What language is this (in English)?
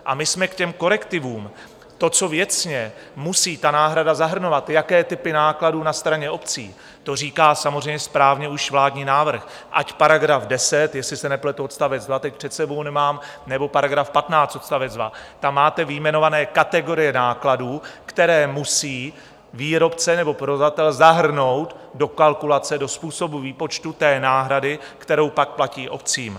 Czech